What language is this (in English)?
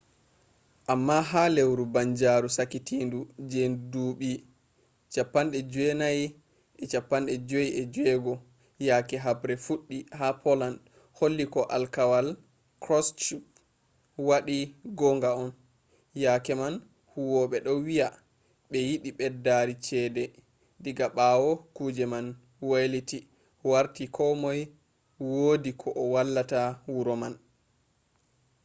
Fula